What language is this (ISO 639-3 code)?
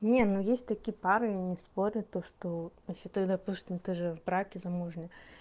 rus